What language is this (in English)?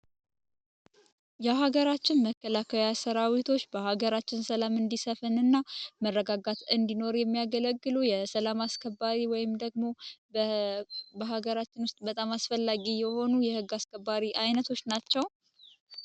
Amharic